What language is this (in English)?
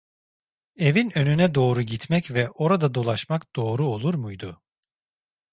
Turkish